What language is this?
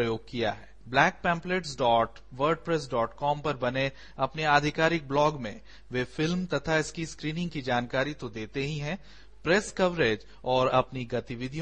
Hindi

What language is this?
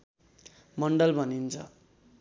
Nepali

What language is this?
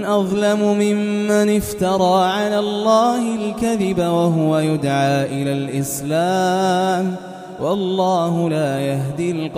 Arabic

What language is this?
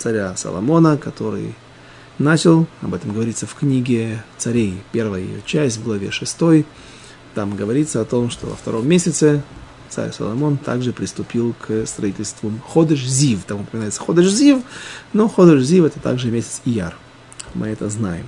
Russian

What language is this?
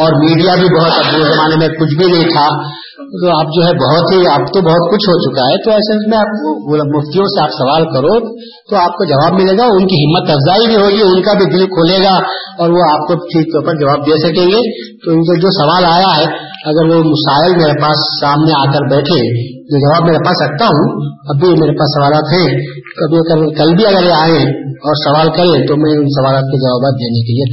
Urdu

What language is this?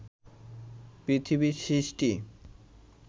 Bangla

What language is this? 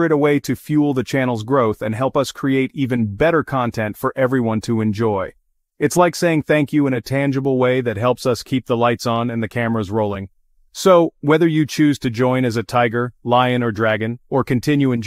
English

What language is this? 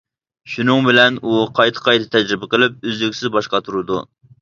Uyghur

